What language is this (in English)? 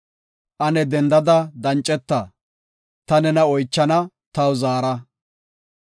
Gofa